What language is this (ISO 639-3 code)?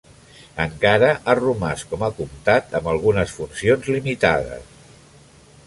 cat